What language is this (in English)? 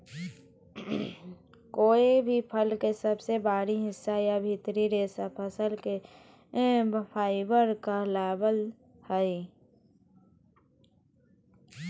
Magahi